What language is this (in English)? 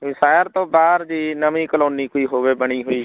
Punjabi